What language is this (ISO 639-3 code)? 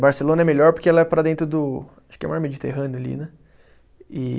por